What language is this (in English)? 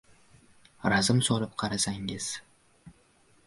Uzbek